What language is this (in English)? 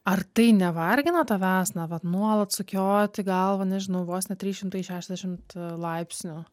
Lithuanian